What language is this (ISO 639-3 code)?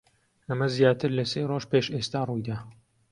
ckb